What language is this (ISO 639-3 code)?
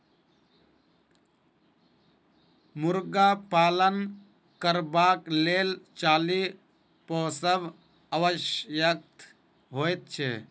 mai